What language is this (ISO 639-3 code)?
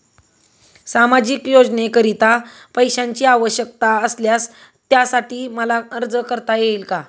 mar